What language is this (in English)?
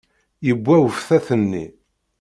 Kabyle